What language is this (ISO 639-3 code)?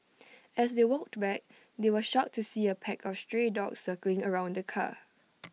eng